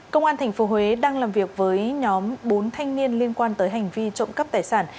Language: Vietnamese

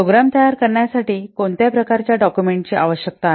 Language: Marathi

